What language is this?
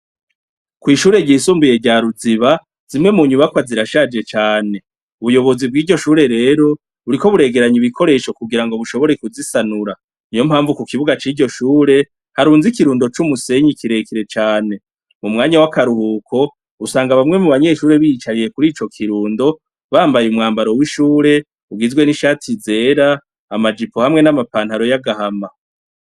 Rundi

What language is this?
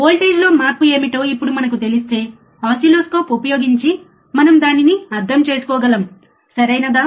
Telugu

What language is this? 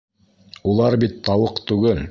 Bashkir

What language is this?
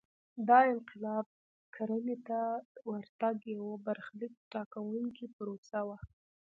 Pashto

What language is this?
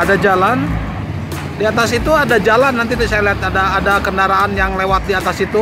Indonesian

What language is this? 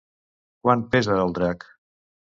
Catalan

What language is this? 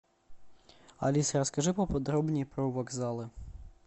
Russian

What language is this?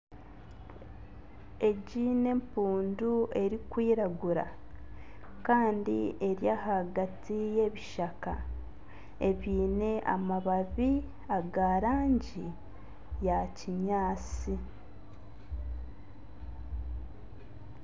Nyankole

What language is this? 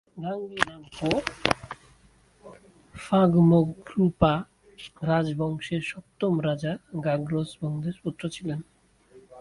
Bangla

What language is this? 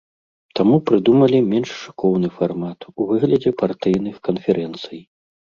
Belarusian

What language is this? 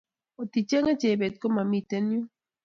Kalenjin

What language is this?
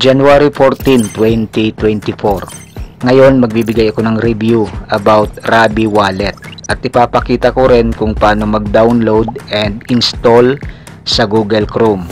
Filipino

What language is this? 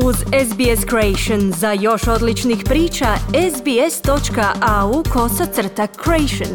Croatian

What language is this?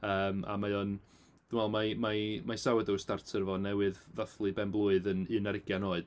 Welsh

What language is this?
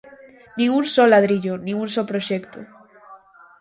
Galician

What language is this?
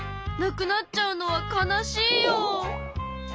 Japanese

